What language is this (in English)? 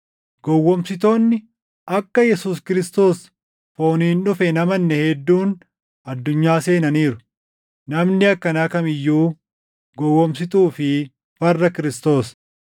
Oromo